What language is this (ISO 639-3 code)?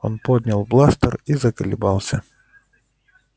rus